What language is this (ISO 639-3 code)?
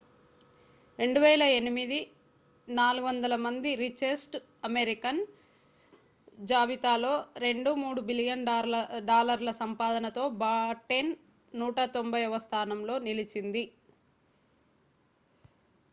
tel